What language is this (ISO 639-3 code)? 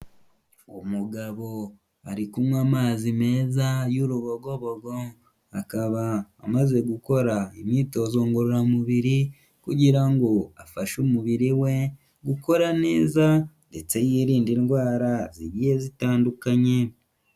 kin